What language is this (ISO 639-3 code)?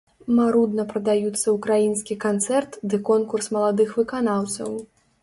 bel